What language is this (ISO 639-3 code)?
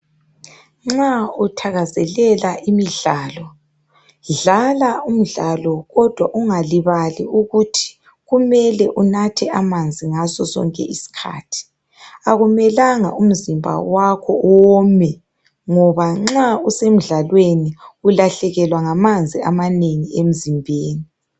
nde